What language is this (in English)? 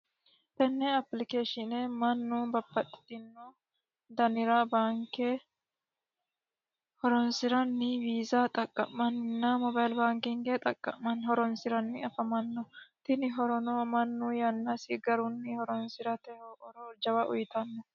Sidamo